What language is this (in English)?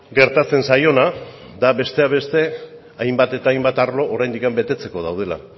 Basque